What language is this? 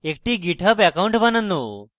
Bangla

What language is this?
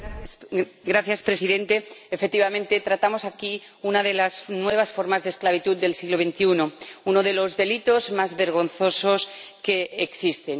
Spanish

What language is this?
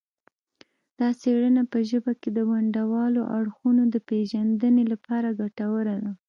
Pashto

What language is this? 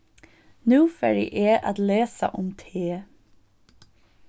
Faroese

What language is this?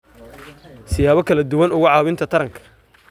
Somali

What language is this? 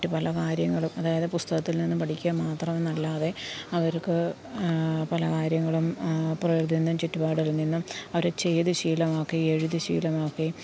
Malayalam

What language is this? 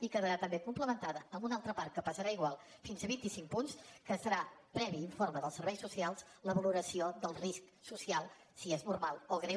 Catalan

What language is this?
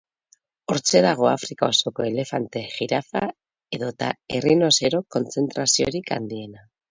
Basque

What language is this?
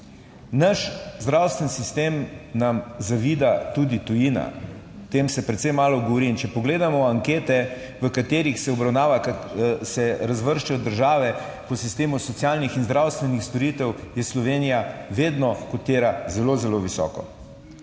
Slovenian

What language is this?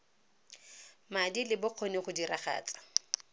Tswana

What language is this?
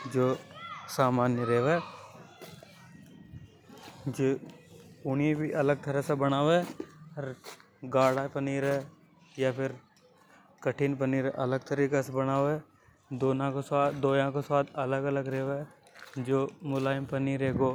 Hadothi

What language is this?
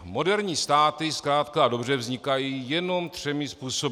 Czech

